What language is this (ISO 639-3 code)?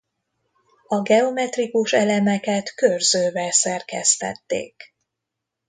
hun